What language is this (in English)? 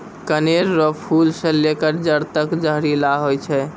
Maithili